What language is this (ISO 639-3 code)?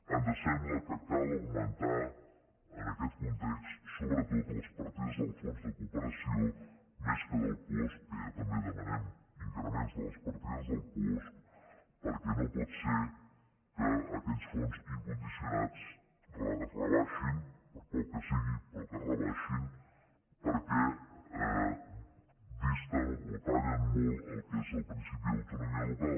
cat